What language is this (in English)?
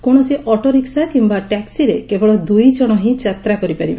Odia